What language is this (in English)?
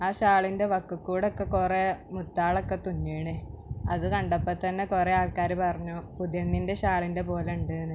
Malayalam